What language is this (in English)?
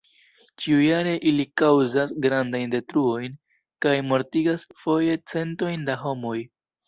Esperanto